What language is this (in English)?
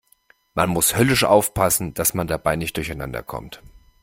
German